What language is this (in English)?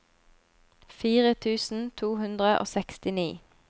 Norwegian